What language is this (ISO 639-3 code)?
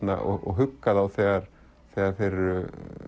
isl